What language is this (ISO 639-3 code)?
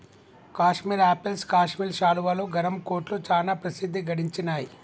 tel